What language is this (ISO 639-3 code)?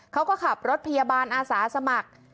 tha